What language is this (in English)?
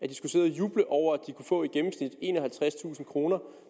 Danish